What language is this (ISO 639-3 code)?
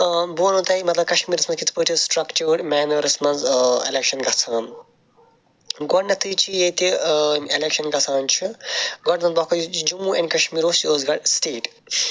kas